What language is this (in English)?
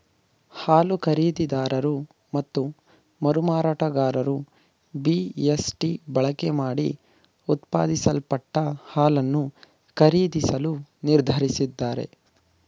Kannada